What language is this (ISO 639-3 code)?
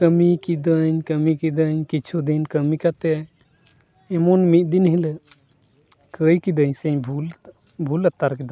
sat